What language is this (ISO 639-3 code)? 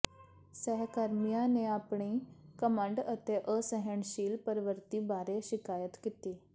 pan